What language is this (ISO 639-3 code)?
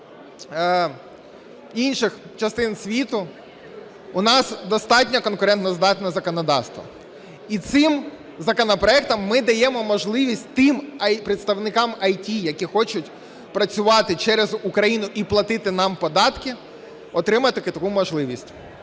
ukr